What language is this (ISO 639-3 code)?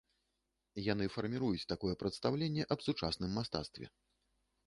bel